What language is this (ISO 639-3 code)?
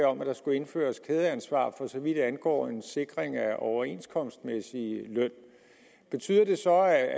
dan